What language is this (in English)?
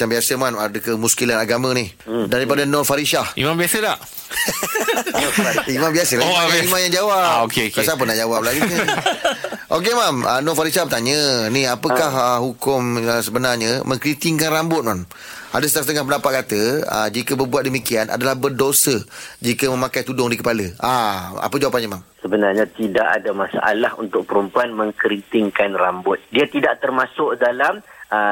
Malay